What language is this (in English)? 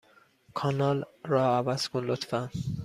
Persian